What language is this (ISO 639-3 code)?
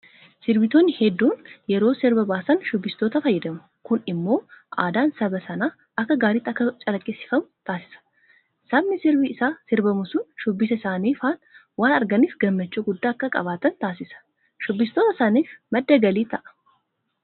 orm